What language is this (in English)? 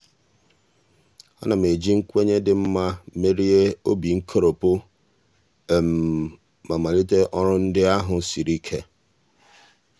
Igbo